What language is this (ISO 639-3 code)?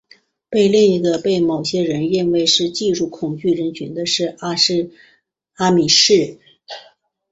zho